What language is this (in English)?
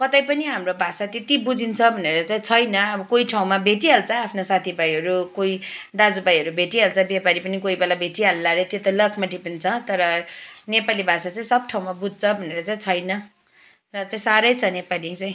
Nepali